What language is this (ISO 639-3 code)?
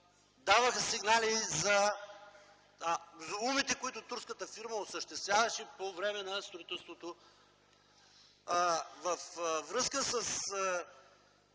bul